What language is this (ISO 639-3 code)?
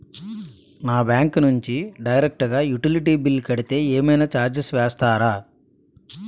tel